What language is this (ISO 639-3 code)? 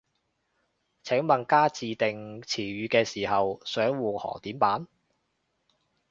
yue